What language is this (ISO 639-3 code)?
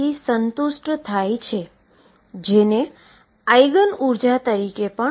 guj